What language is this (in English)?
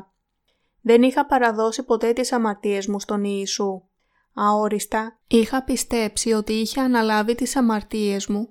Greek